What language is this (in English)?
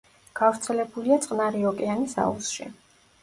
Georgian